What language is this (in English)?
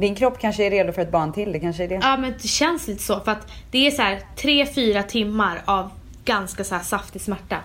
Swedish